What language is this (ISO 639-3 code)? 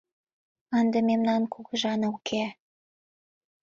chm